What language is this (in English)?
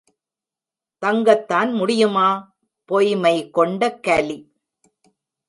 Tamil